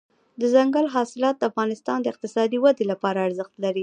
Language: Pashto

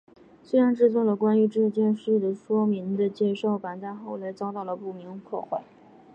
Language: Chinese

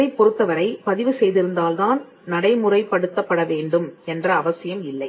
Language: Tamil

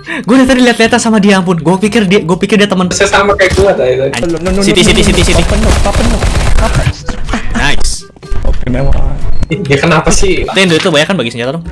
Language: Indonesian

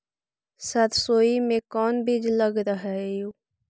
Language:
Magahi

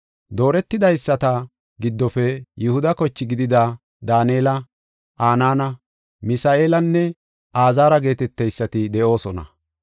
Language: Gofa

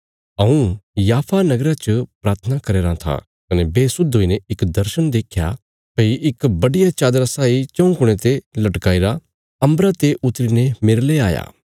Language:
Bilaspuri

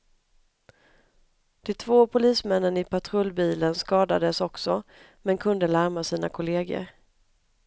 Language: Swedish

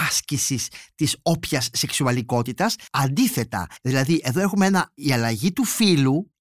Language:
Greek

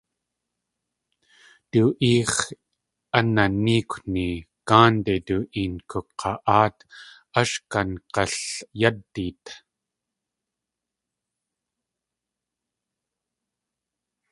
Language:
Tlingit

